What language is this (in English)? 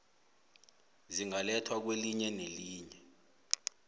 South Ndebele